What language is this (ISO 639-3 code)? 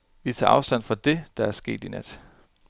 dan